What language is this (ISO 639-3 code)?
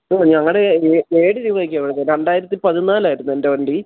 mal